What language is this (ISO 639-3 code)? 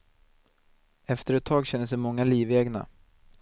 swe